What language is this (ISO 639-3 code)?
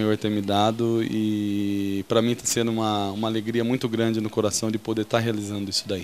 por